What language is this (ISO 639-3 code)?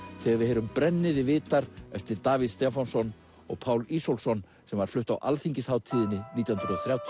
isl